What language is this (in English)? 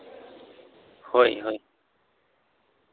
Santali